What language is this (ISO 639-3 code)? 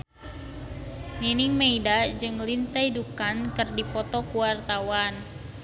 sun